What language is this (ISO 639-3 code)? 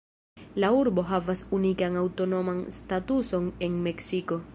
epo